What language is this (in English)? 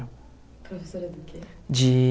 Portuguese